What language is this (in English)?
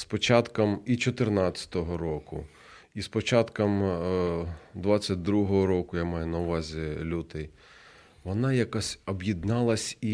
Ukrainian